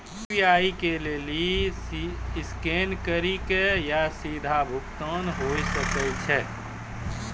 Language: Maithili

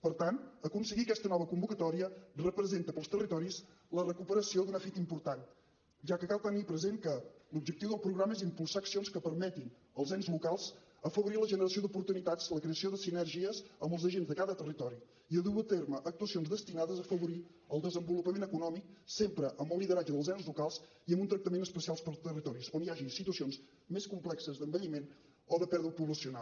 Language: Catalan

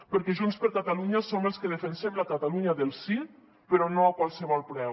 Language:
Catalan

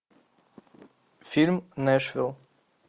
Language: Russian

